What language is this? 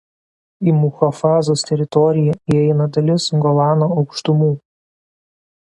Lithuanian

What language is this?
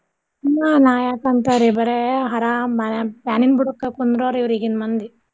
Kannada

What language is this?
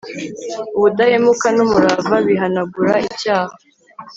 Kinyarwanda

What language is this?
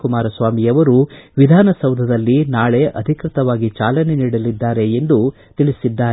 Kannada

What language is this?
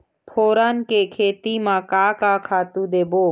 Chhattisgarhi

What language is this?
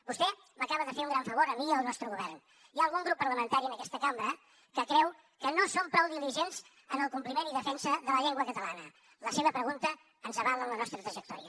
Catalan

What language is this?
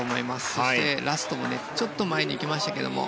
Japanese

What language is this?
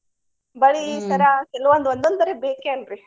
Kannada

